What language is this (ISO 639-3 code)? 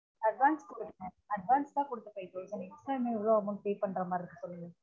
tam